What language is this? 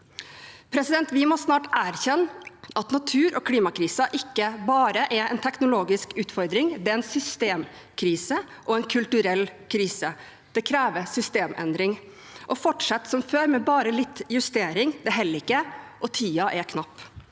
Norwegian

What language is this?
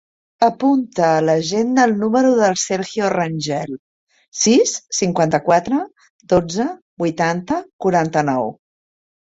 Catalan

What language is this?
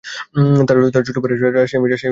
Bangla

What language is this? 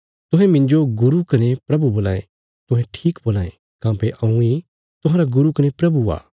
Bilaspuri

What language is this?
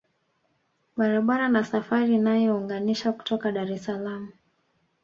Swahili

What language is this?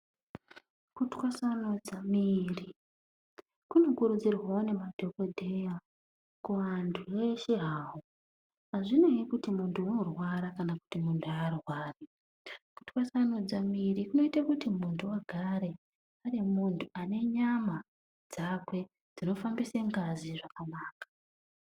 Ndau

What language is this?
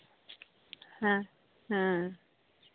Santali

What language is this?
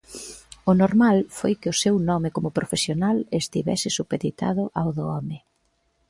Galician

